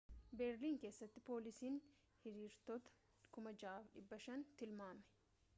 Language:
Oromo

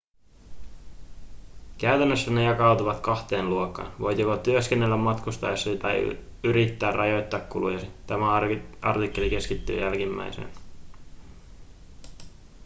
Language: Finnish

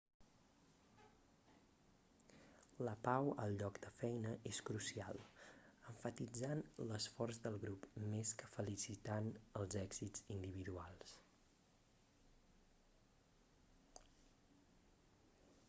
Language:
Catalan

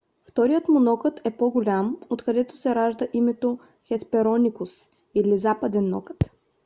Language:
Bulgarian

